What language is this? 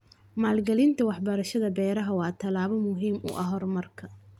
Somali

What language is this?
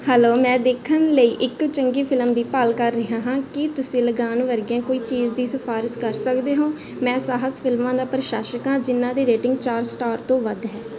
Punjabi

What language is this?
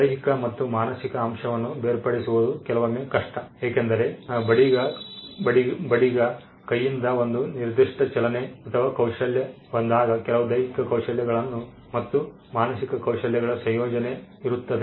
Kannada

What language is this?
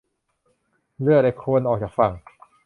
Thai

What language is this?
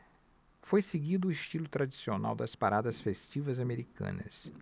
Portuguese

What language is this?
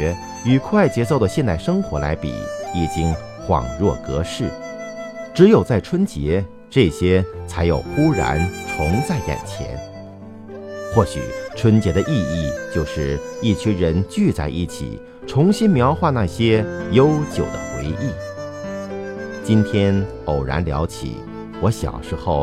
Chinese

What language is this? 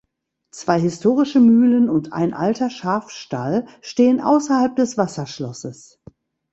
German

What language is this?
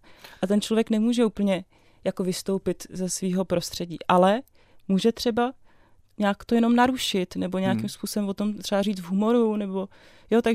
Czech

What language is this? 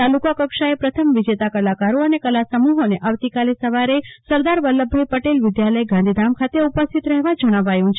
Gujarati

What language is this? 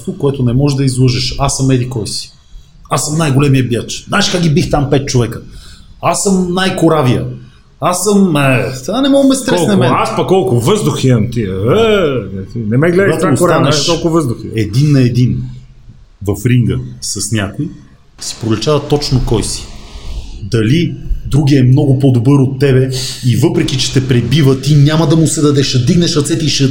Bulgarian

